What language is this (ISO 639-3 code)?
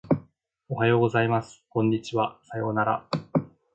jpn